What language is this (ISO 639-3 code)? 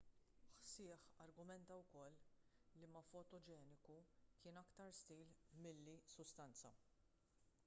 mlt